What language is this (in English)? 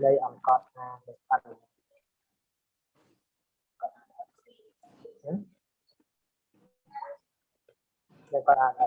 Vietnamese